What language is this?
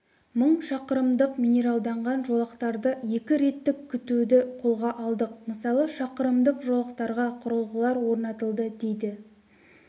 Kazakh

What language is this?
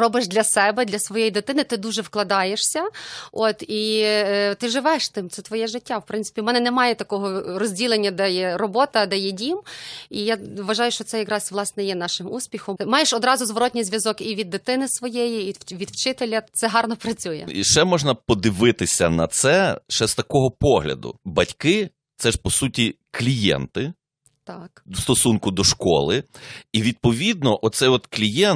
Ukrainian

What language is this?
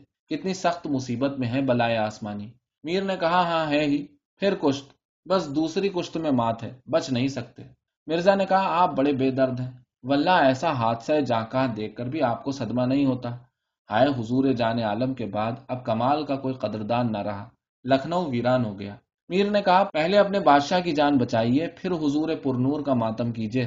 Urdu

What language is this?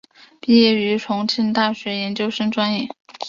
Chinese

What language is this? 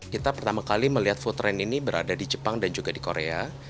Indonesian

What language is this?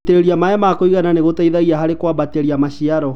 Kikuyu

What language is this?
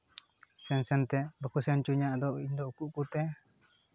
Santali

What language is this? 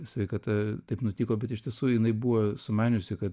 Lithuanian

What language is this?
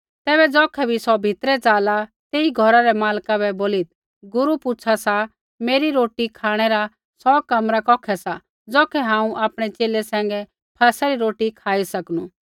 Kullu Pahari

